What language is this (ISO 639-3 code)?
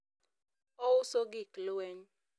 luo